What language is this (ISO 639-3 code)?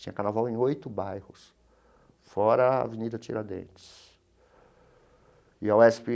por